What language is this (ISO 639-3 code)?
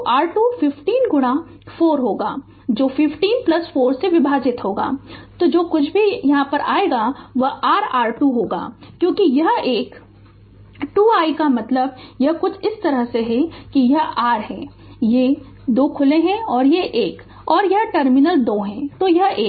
hin